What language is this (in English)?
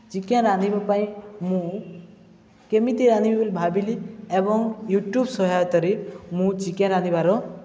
Odia